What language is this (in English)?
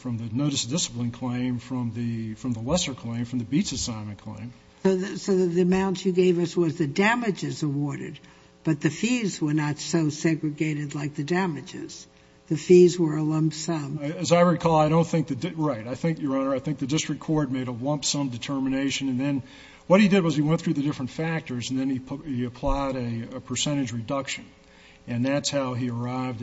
English